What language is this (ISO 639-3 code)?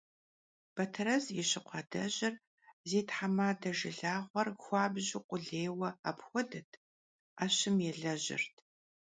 kbd